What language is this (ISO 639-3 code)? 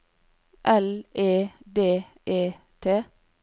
nor